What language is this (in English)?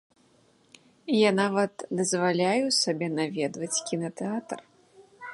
Belarusian